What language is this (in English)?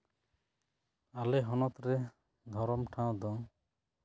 Santali